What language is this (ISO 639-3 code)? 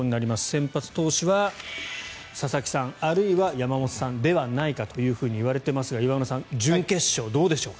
jpn